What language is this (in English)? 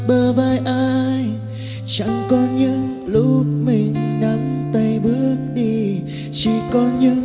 Vietnamese